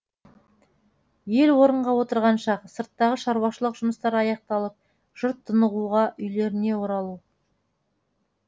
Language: Kazakh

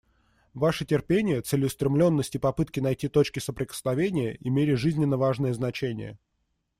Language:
Russian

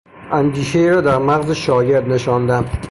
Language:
Persian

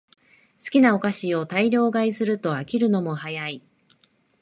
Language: Japanese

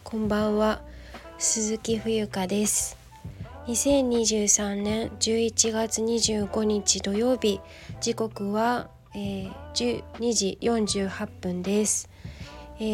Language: Japanese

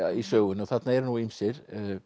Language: Icelandic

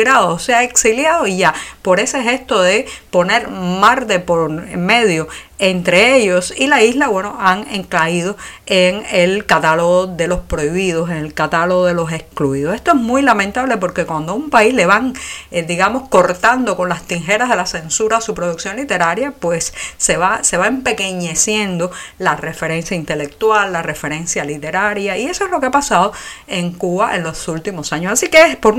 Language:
Spanish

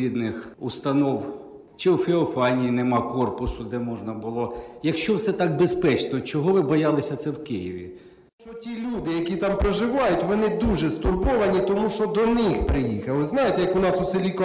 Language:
Ukrainian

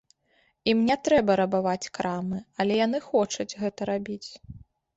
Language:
Belarusian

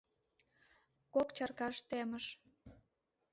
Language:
Mari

